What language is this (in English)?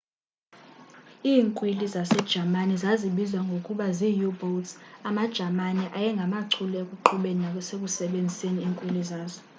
Xhosa